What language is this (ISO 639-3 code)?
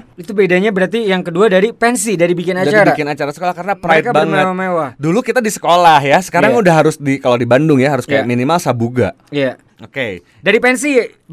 ind